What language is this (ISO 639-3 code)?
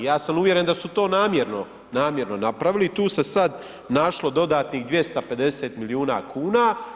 hrv